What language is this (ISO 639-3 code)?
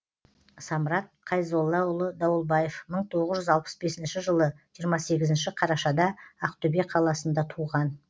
kaz